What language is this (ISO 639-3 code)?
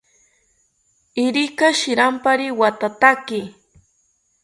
cpy